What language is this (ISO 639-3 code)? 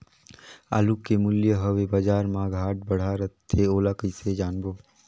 hne